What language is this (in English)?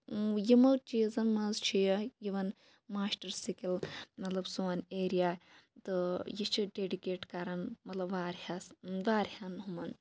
Kashmiri